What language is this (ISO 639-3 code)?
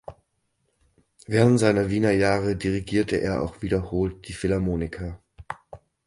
deu